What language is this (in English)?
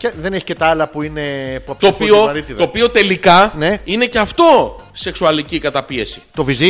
Greek